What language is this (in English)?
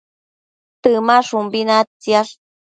Matsés